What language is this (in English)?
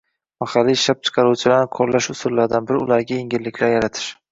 Uzbek